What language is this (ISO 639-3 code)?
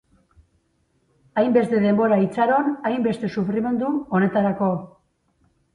eus